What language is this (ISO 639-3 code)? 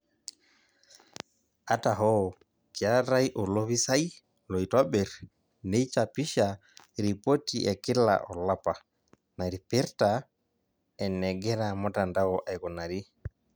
mas